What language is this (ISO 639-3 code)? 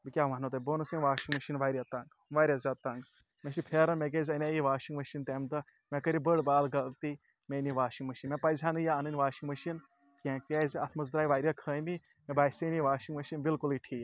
kas